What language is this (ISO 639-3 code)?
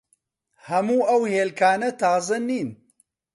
ckb